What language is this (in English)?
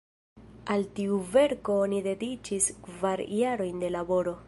Esperanto